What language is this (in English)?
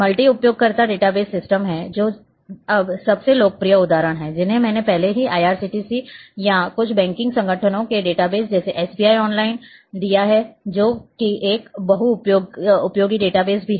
Hindi